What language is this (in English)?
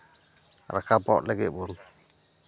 Santali